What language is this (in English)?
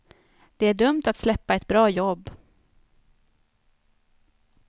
Swedish